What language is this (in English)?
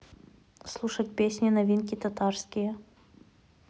Russian